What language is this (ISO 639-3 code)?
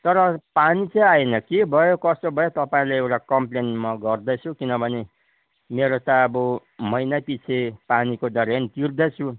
nep